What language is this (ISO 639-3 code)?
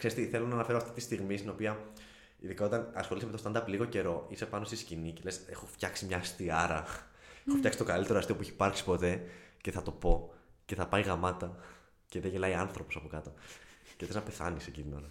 ell